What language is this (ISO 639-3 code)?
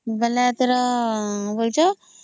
ori